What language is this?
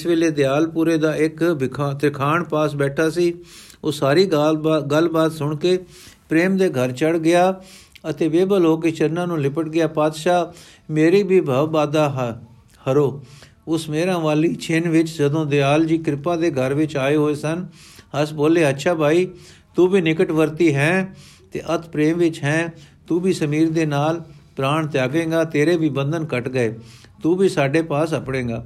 Punjabi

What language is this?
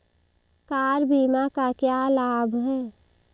Hindi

